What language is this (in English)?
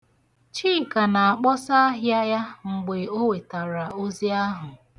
Igbo